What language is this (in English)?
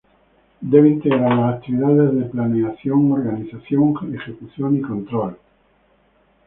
Spanish